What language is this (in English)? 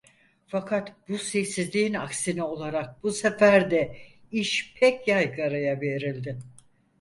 Turkish